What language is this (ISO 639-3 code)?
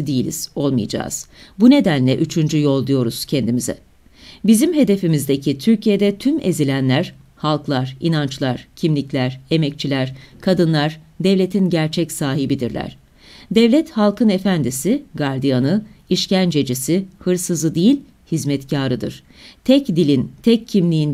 tur